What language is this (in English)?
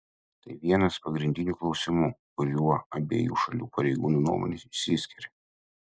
Lithuanian